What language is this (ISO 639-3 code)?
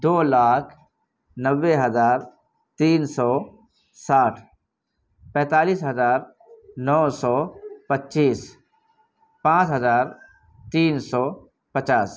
urd